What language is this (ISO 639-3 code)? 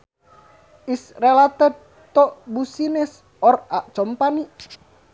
sun